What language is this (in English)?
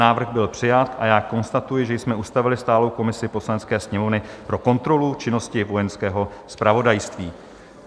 Czech